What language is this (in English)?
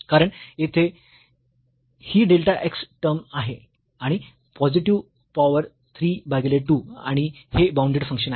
Marathi